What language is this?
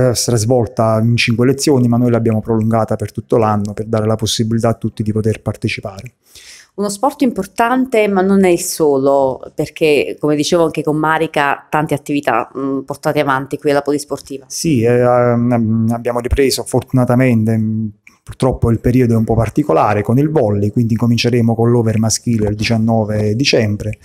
Italian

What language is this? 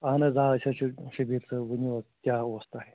Kashmiri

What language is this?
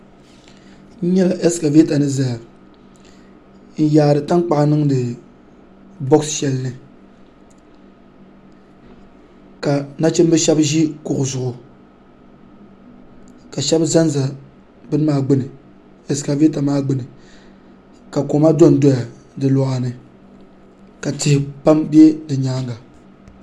Dagbani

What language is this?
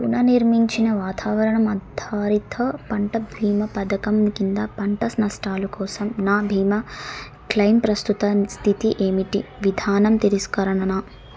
Telugu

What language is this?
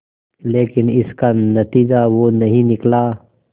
Hindi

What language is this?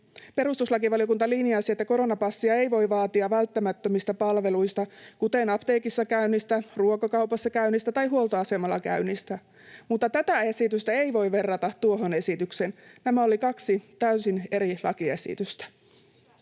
Finnish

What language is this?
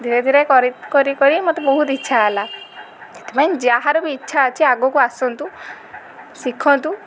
Odia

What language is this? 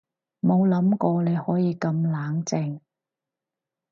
Cantonese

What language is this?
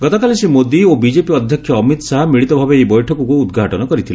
Odia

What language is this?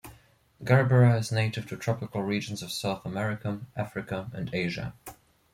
English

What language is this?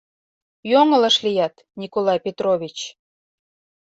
Mari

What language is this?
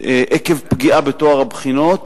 Hebrew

